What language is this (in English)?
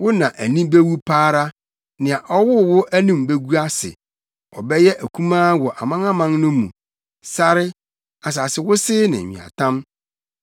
Akan